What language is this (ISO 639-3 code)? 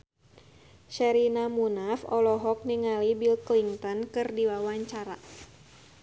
sun